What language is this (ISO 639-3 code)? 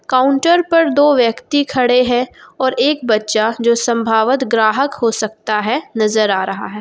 hin